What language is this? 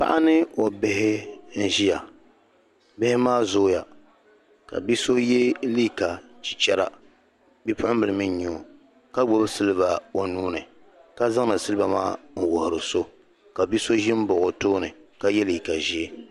Dagbani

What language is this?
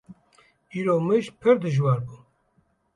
Kurdish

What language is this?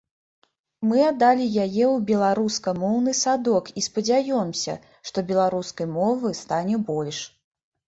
Belarusian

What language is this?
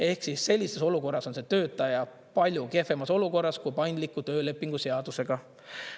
Estonian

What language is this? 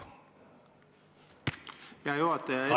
Estonian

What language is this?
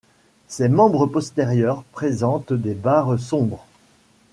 French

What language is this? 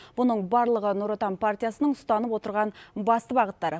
Kazakh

